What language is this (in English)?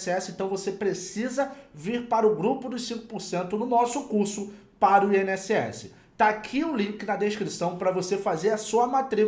Portuguese